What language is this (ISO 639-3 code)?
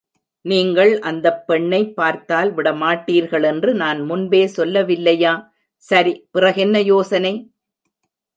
tam